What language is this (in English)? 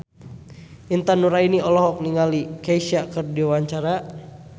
Sundanese